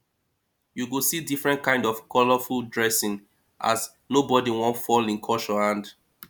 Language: Nigerian Pidgin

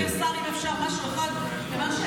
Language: Hebrew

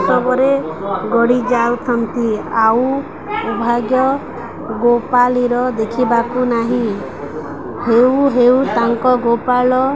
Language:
Odia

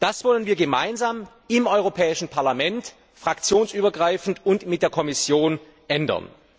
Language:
German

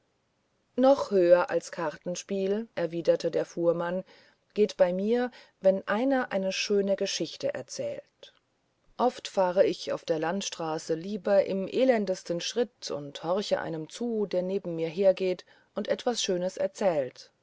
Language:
German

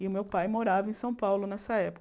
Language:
Portuguese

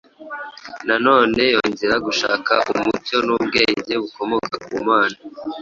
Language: Kinyarwanda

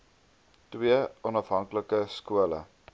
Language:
Afrikaans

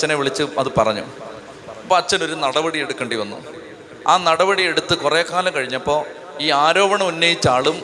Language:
Malayalam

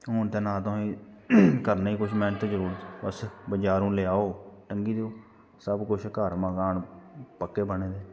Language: Dogri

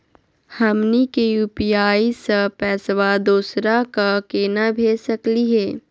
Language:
Magahi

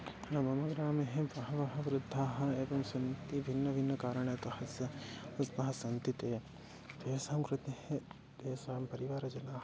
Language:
Sanskrit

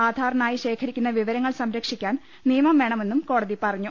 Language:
Malayalam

